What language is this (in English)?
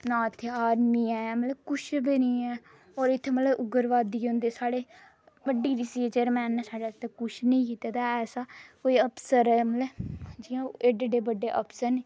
Dogri